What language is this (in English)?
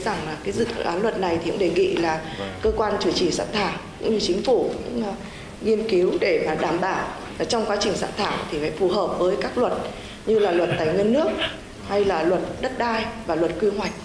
Vietnamese